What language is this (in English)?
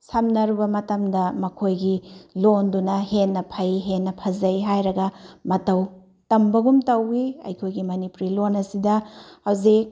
Manipuri